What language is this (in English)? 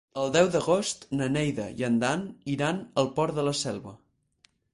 Catalan